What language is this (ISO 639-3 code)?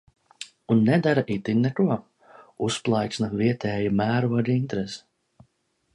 lav